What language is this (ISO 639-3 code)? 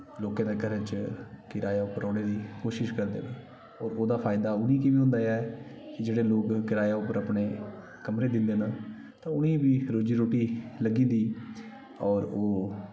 doi